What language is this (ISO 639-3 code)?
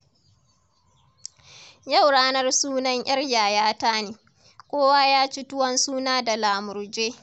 hau